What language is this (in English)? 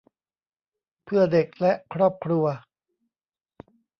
Thai